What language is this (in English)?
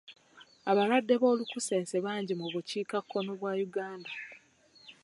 Ganda